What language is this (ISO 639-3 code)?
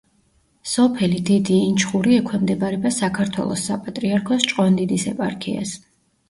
kat